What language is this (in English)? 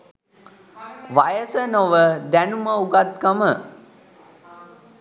Sinhala